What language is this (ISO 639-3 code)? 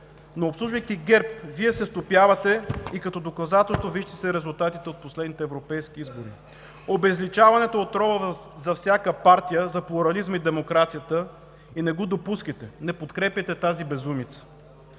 bul